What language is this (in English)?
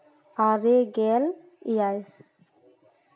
Santali